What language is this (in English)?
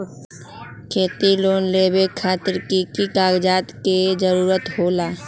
Magahi